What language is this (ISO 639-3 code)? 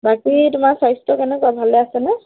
asm